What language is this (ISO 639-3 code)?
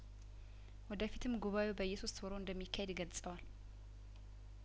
amh